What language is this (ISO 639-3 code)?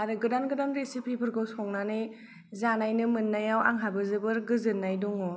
brx